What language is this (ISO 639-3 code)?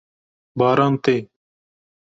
kur